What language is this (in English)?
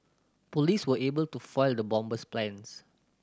English